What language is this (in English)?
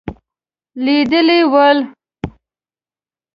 Pashto